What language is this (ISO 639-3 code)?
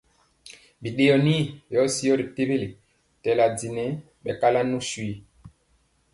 mcx